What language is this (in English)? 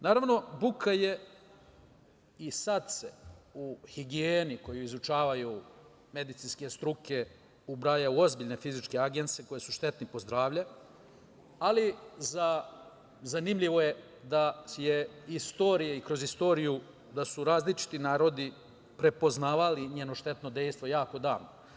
Serbian